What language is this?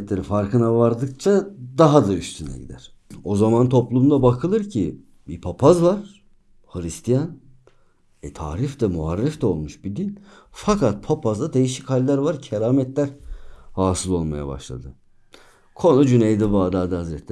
Turkish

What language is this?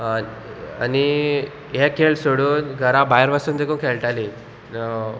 Konkani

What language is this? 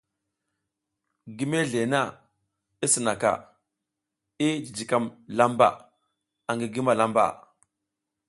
South Giziga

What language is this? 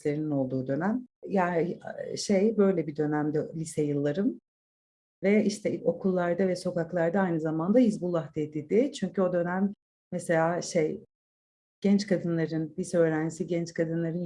Turkish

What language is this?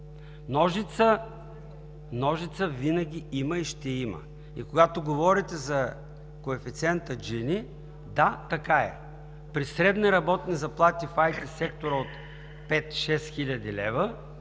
Bulgarian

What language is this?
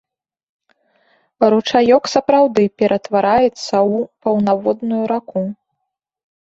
Belarusian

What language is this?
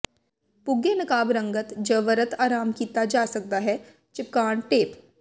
Punjabi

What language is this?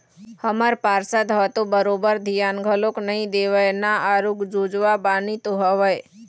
Chhattisgarhi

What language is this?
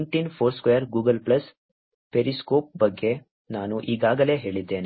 Kannada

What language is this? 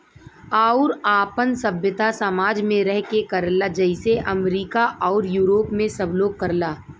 Bhojpuri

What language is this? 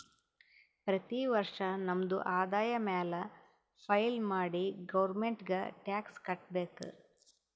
Kannada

